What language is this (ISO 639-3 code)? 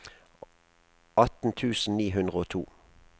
nor